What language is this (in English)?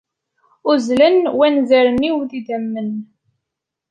Kabyle